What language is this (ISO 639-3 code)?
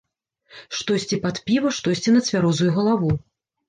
bel